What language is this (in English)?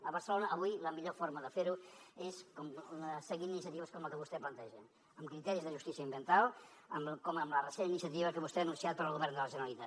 Catalan